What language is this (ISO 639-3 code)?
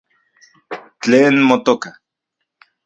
ncx